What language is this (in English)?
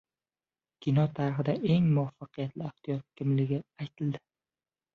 Uzbek